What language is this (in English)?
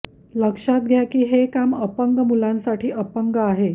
Marathi